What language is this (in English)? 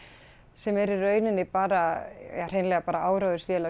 Icelandic